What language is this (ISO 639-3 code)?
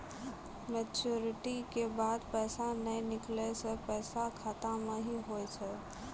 mai